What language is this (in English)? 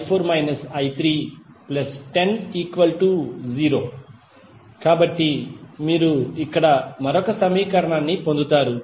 Telugu